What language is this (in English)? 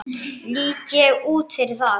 Icelandic